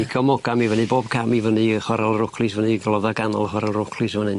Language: Welsh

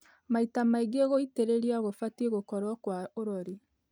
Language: Kikuyu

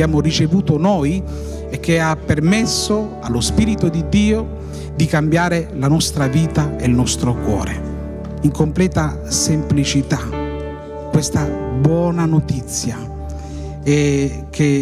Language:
Italian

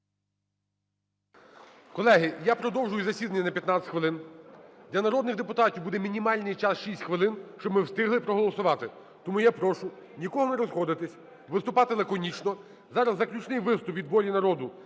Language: Ukrainian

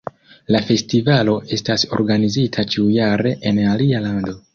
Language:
Esperanto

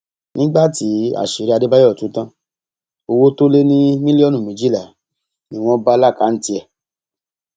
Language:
Yoruba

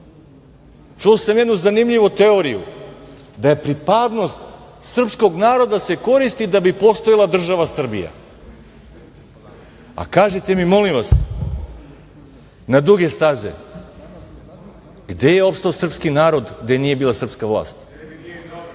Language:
Serbian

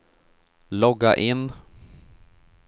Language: Swedish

